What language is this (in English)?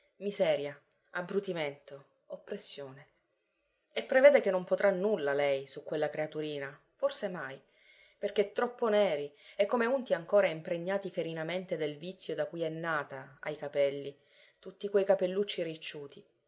Italian